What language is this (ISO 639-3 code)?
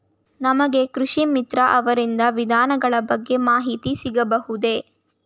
kan